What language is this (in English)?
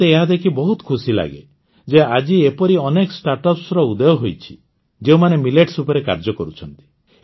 Odia